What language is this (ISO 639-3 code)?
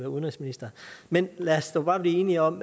dan